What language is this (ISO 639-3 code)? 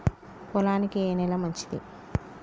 tel